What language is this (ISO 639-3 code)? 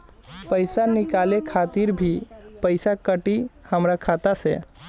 bho